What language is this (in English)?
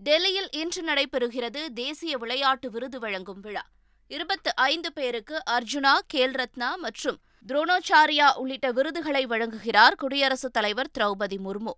Tamil